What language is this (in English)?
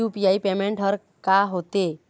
Chhattisgarhi